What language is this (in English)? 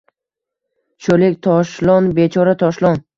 Uzbek